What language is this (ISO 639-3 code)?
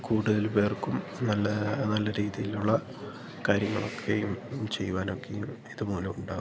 mal